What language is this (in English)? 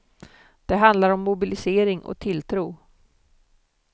Swedish